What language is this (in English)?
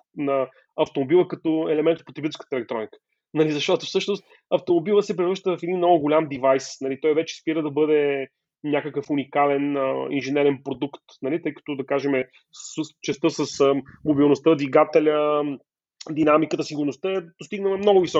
Bulgarian